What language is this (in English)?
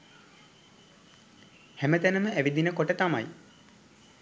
Sinhala